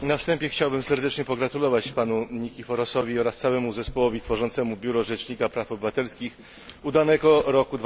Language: Polish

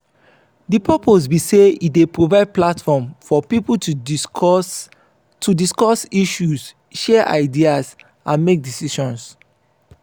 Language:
Nigerian Pidgin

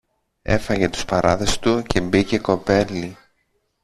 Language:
Greek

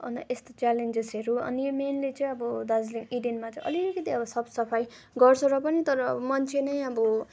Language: Nepali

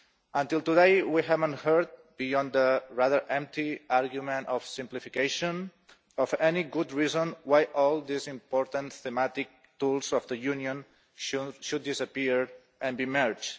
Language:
English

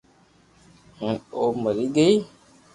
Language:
Loarki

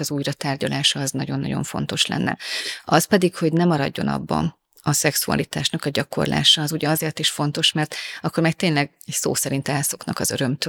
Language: Hungarian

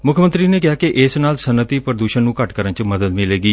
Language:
Punjabi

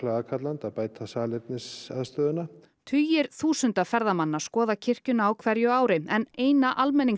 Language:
Icelandic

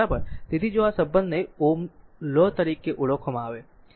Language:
Gujarati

